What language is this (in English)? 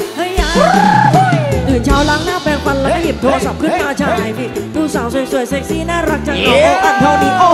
Thai